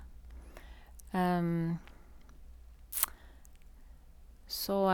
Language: Norwegian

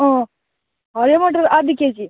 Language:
Nepali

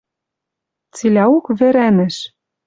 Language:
Western Mari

